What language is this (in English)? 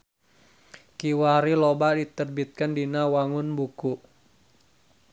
Sundanese